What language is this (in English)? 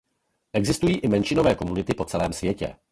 Czech